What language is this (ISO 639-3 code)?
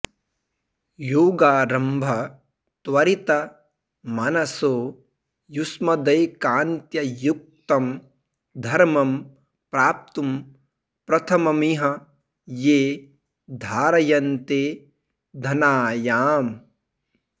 san